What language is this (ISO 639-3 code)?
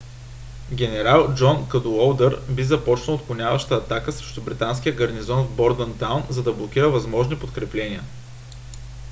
bul